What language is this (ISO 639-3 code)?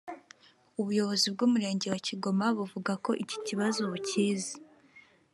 kin